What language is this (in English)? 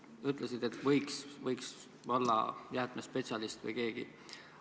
Estonian